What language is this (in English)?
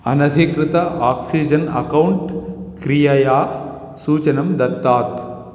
Sanskrit